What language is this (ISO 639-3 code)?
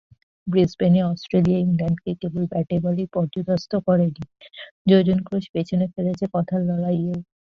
ben